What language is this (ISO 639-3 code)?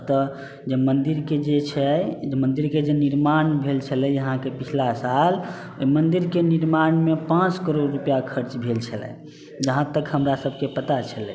mai